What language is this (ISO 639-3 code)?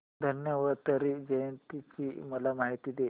mar